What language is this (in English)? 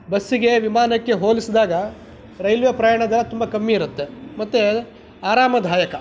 Kannada